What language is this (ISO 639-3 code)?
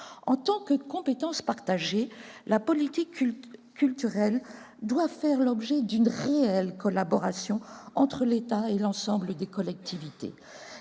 fra